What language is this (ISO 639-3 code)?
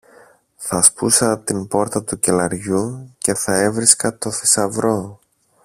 ell